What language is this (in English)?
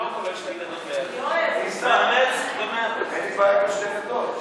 Hebrew